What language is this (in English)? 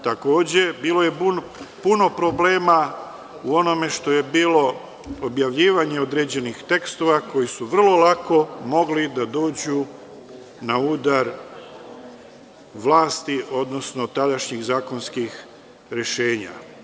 Serbian